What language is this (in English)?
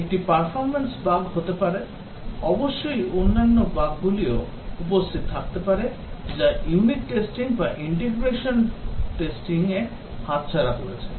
Bangla